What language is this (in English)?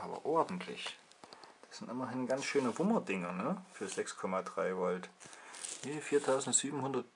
German